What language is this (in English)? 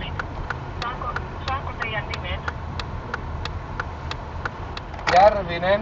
Finnish